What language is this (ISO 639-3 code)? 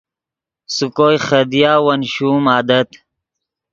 ydg